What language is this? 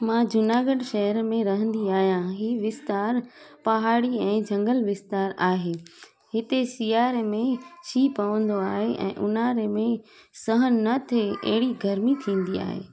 Sindhi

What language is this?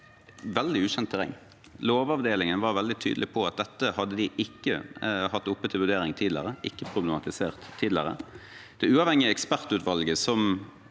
Norwegian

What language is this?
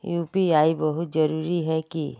Magahi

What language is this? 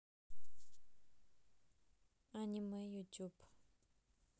Russian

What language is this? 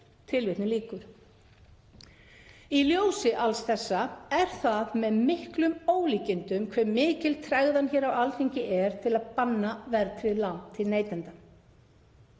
Icelandic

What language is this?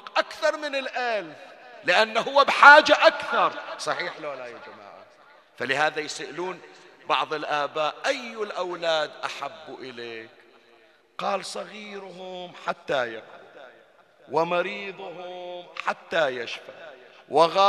Arabic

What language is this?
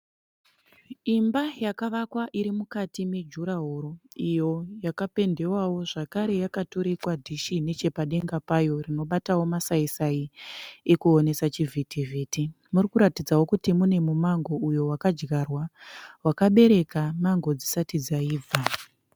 Shona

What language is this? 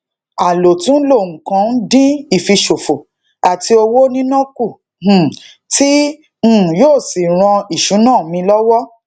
Yoruba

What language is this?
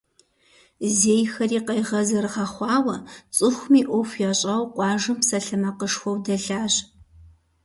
Kabardian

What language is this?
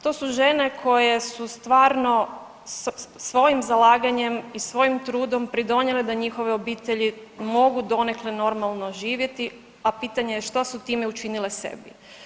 Croatian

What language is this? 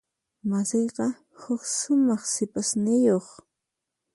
Puno Quechua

